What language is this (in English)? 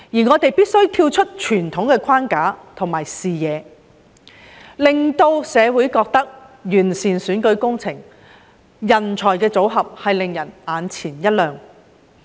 Cantonese